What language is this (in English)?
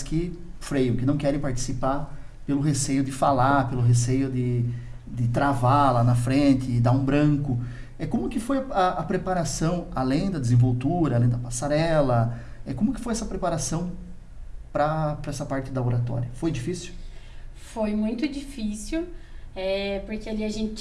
Portuguese